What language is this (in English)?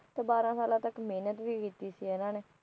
Punjabi